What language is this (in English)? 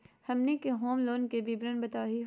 Magahi